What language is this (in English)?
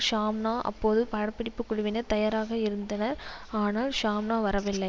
Tamil